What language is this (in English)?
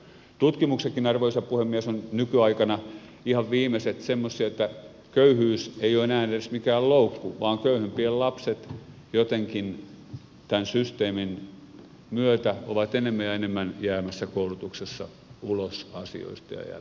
Finnish